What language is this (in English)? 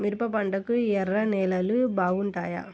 Telugu